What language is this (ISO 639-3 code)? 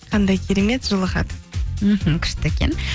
kaz